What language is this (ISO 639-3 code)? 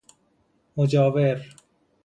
fas